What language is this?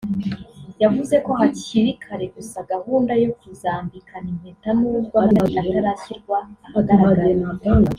Kinyarwanda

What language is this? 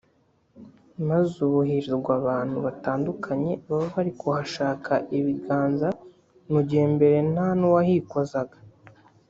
Kinyarwanda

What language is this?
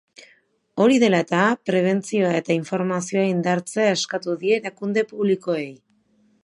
Basque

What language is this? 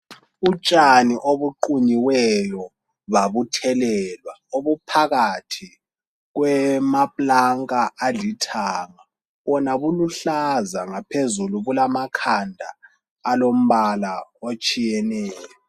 North Ndebele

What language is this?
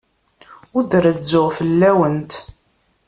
Kabyle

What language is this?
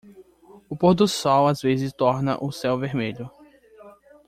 Portuguese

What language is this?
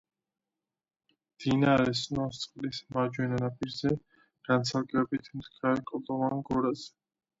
Georgian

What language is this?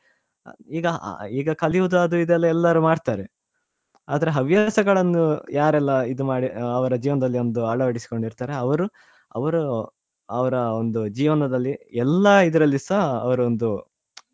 Kannada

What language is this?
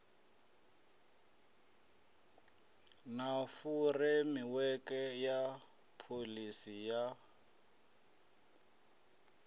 Venda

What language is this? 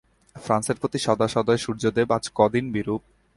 Bangla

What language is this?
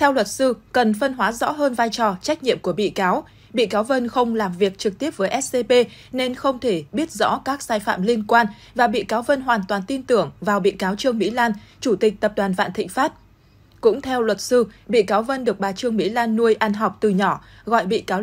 Vietnamese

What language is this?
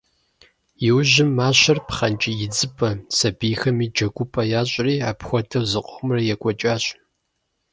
Kabardian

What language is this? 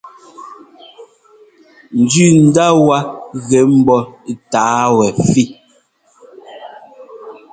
Ngomba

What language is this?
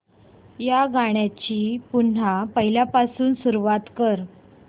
Marathi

